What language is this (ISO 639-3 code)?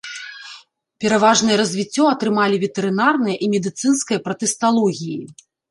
bel